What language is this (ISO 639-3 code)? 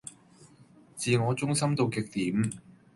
yue